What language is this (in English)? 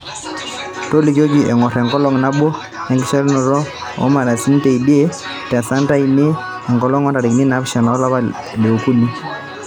Masai